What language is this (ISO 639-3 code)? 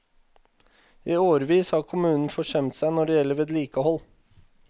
nor